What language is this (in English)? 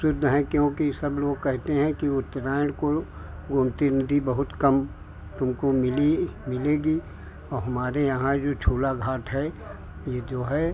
Hindi